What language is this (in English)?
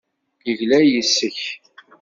Kabyle